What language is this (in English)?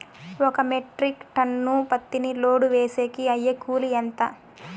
Telugu